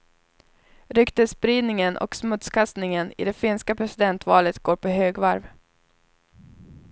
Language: Swedish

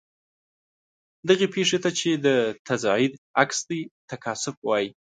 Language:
Pashto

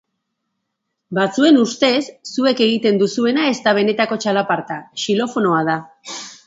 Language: Basque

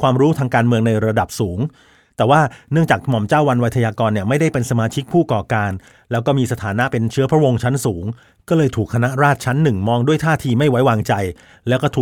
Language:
Thai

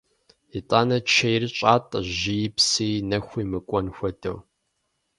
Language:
Kabardian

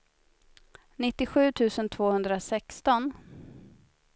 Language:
Swedish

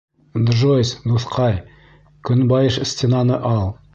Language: Bashkir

